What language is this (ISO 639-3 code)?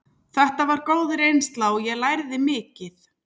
isl